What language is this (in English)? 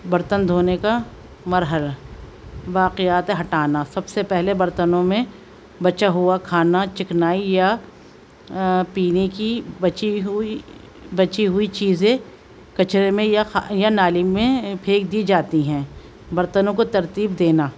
Urdu